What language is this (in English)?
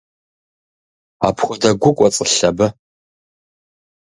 Kabardian